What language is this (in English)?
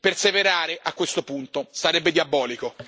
Italian